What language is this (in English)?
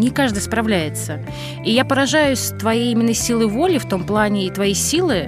Russian